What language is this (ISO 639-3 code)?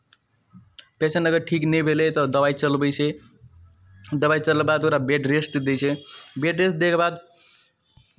mai